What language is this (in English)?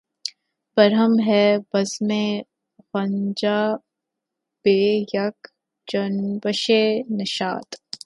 Urdu